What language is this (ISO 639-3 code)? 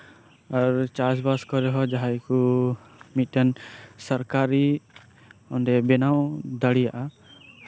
sat